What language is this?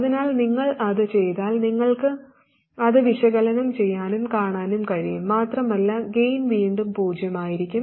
Malayalam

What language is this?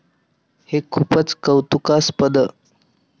Marathi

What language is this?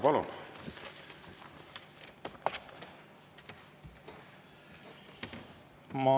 Estonian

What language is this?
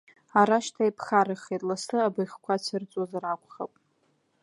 Abkhazian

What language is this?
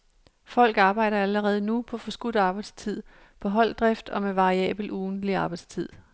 Danish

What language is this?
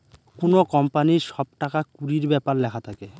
Bangla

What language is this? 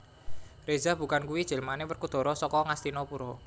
Javanese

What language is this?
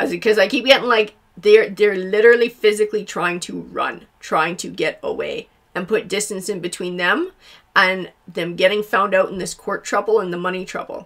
English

